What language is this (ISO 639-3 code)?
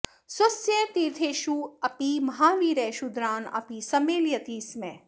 san